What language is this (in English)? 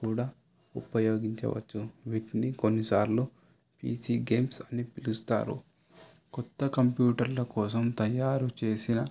Telugu